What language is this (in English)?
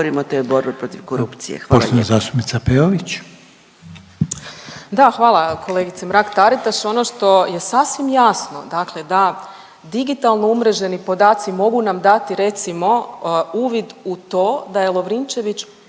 Croatian